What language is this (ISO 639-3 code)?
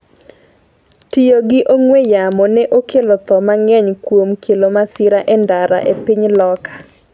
luo